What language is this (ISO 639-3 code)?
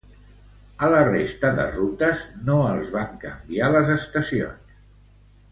cat